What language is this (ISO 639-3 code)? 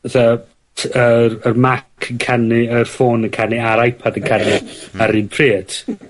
cym